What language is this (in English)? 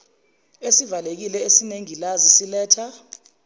Zulu